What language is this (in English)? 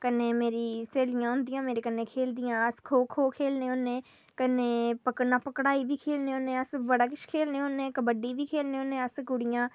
Dogri